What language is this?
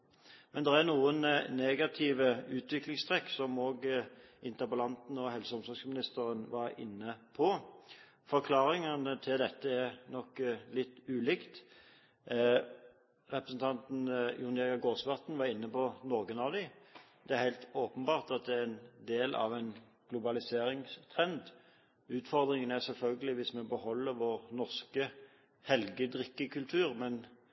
Norwegian Bokmål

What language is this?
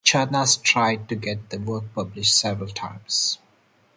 English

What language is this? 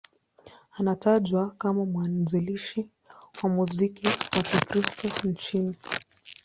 Swahili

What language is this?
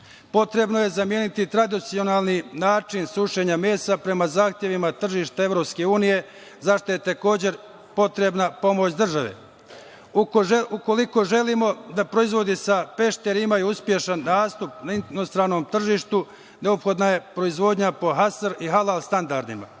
Serbian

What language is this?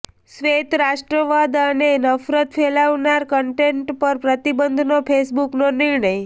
Gujarati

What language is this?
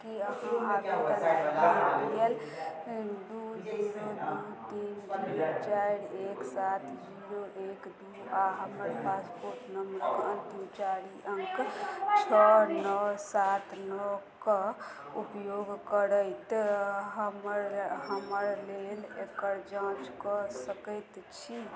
Maithili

